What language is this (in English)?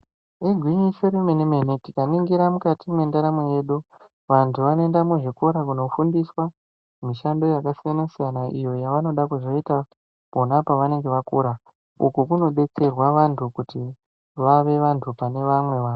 Ndau